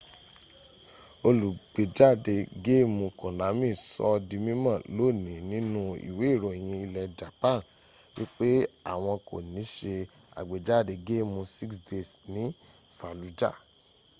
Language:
Yoruba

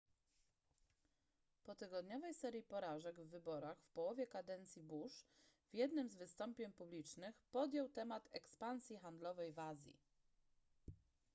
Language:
Polish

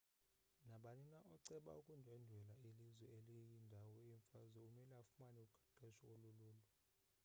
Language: Xhosa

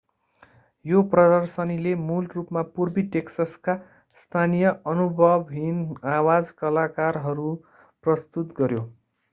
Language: Nepali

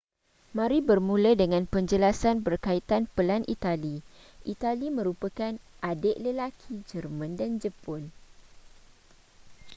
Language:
Malay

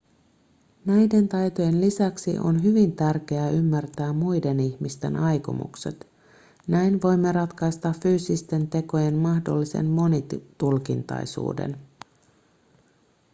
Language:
Finnish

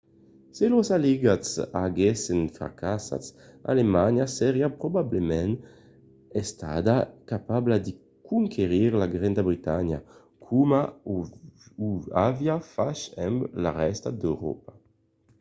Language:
Occitan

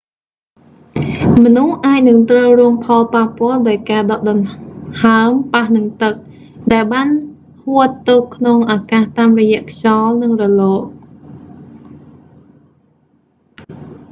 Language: Khmer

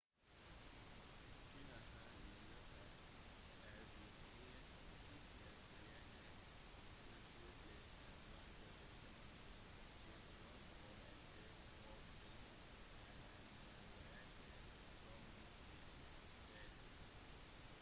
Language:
Norwegian Bokmål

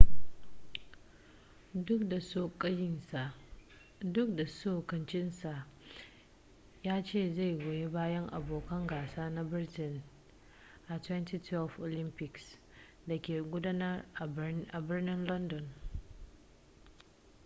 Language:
Hausa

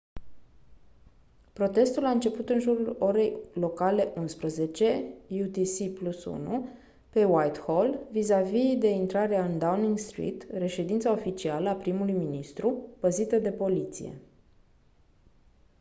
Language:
Romanian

